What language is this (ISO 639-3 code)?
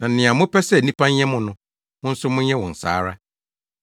aka